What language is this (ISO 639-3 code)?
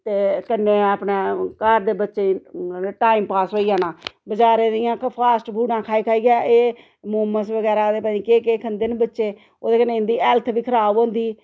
doi